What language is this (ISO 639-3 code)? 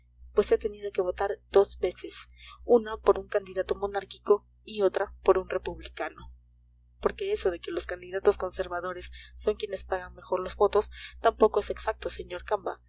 spa